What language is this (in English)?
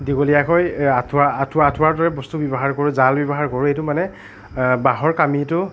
Assamese